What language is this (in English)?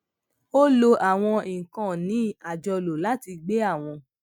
Yoruba